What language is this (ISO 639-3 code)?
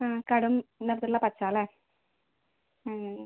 mal